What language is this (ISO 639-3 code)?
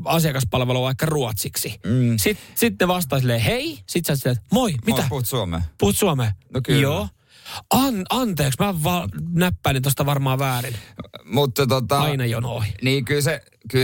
fin